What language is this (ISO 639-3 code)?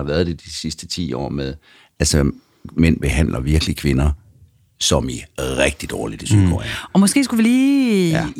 dan